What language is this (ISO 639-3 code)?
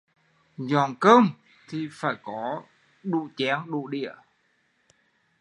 vie